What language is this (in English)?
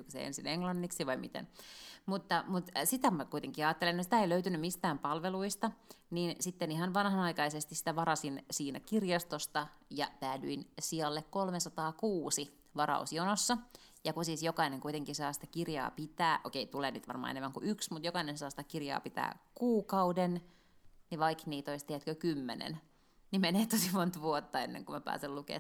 Finnish